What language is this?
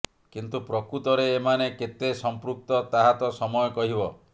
Odia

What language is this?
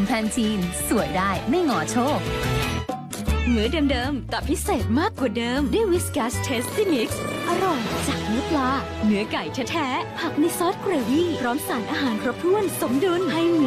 Thai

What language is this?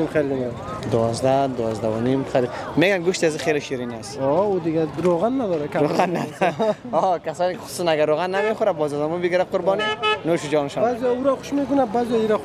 Persian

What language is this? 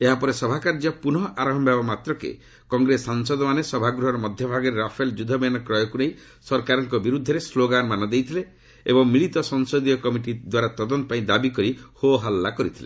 Odia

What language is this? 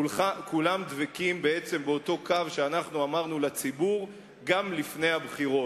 Hebrew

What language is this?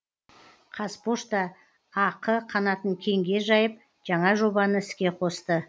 Kazakh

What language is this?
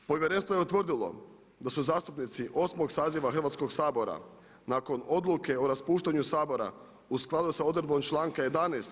Croatian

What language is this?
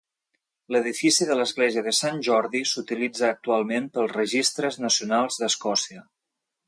Catalan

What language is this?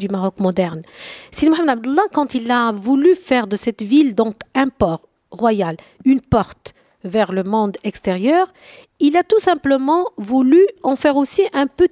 French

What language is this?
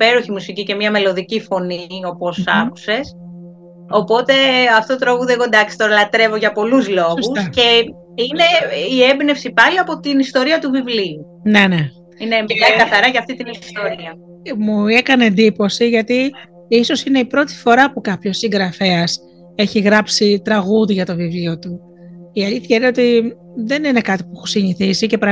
Greek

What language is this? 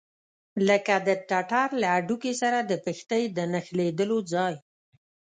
Pashto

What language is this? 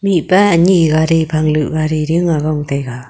Wancho Naga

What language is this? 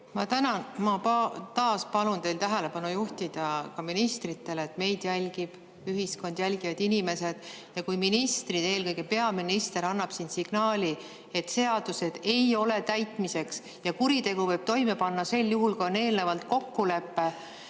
Estonian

